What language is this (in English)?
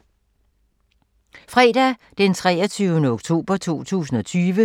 Danish